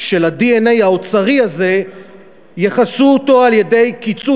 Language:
Hebrew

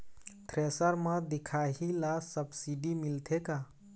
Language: Chhattisgarhi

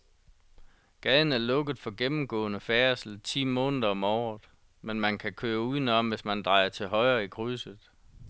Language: Danish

